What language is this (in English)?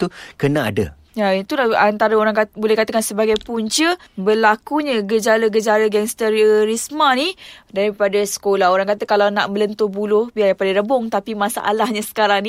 Malay